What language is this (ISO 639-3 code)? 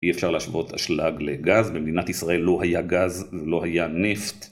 heb